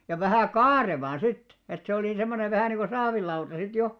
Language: Finnish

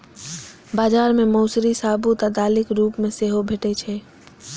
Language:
Maithili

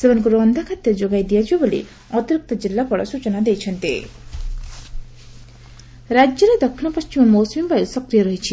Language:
Odia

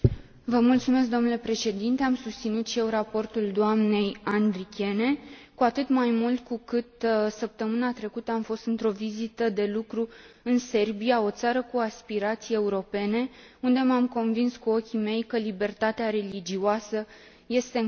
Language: Romanian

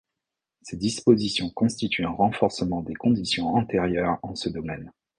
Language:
French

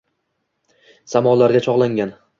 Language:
Uzbek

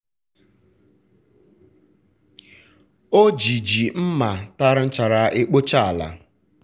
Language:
Igbo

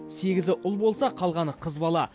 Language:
Kazakh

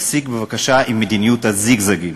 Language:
Hebrew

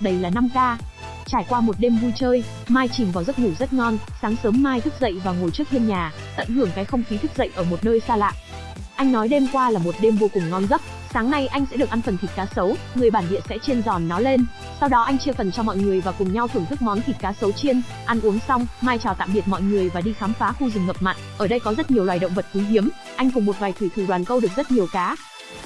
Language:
Vietnamese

